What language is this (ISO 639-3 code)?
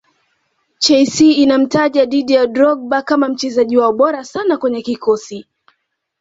swa